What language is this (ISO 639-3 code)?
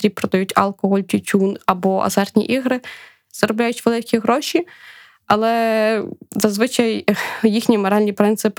ukr